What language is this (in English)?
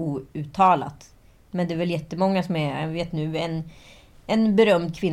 Swedish